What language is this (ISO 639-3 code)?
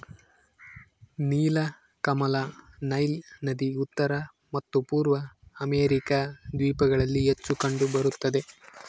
kan